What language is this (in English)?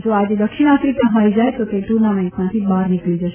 Gujarati